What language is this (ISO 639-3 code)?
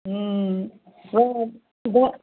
mai